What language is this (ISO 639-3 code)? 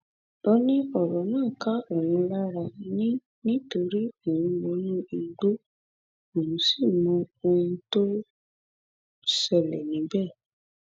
yor